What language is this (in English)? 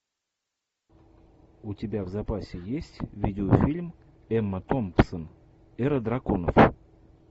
Russian